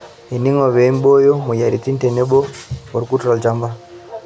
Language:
Masai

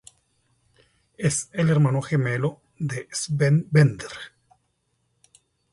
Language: Spanish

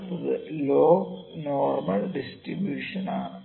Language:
Malayalam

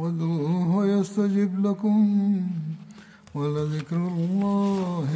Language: Urdu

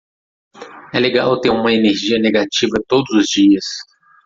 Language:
Portuguese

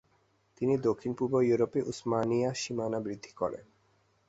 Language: Bangla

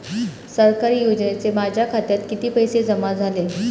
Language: Marathi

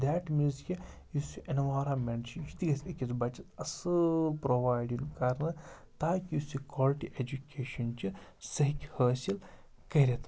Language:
Kashmiri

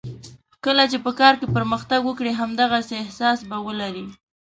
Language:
Pashto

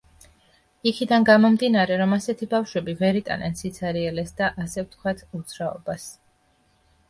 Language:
Georgian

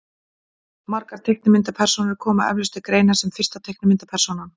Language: Icelandic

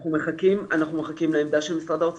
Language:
Hebrew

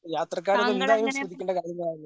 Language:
Malayalam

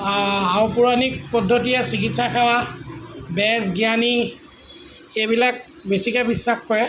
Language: Assamese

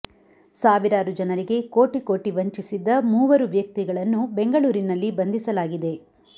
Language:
Kannada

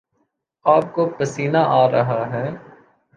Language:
Urdu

